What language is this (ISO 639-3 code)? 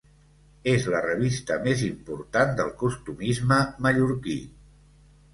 cat